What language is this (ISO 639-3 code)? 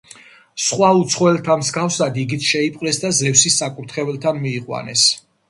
kat